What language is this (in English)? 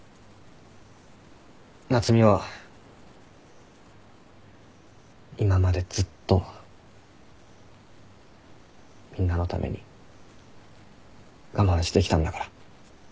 Japanese